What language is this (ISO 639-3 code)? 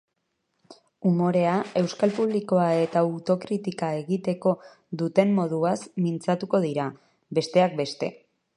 eus